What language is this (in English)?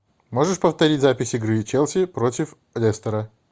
Russian